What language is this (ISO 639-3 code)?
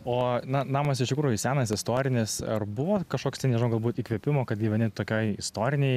lit